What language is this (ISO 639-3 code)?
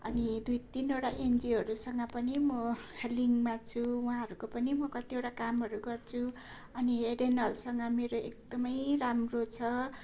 nep